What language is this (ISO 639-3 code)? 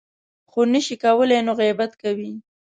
pus